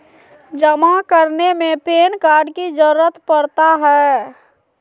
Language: Magahi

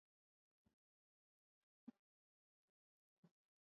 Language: Swahili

